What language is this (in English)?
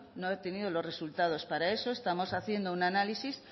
Spanish